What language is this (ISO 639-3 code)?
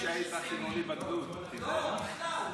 heb